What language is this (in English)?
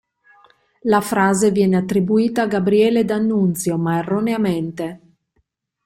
Italian